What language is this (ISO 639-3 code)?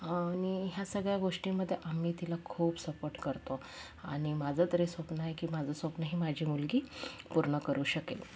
mar